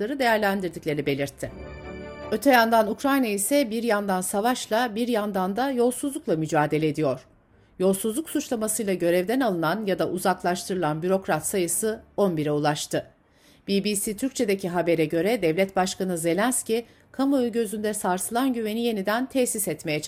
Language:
Turkish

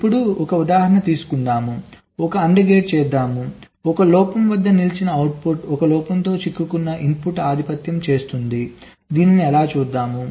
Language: Telugu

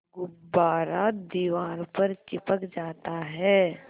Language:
Hindi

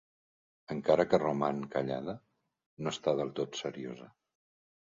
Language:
Catalan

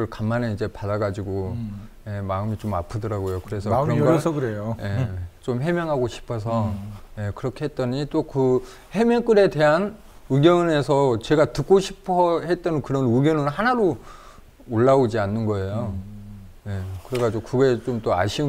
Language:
Korean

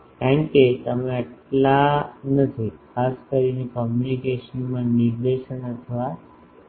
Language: Gujarati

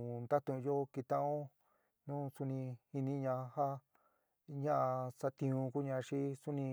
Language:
San Miguel El Grande Mixtec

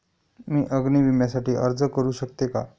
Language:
Marathi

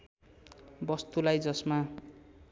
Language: Nepali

